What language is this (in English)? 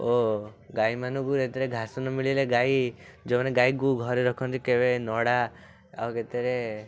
Odia